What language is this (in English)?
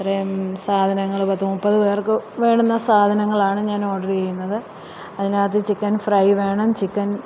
Malayalam